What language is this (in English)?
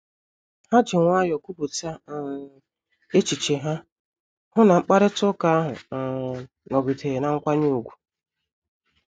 Igbo